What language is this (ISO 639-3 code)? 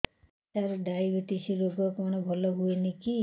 ori